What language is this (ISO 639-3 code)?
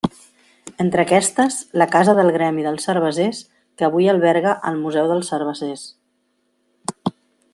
cat